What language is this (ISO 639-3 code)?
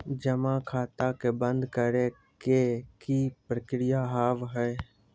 mai